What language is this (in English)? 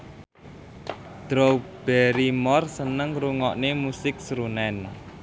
Javanese